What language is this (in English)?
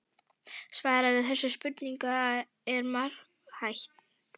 Icelandic